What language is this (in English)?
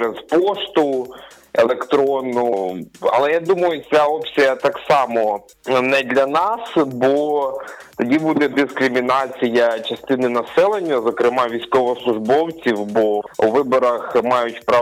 Ukrainian